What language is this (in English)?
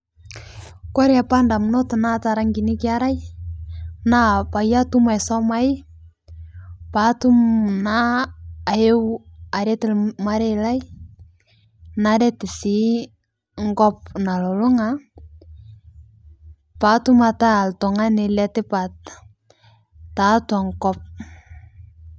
Masai